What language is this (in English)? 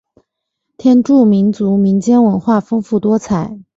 Chinese